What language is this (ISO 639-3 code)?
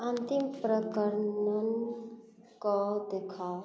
mai